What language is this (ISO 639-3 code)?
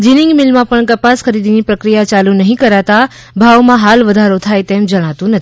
guj